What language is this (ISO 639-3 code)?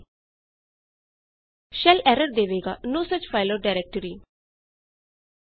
pan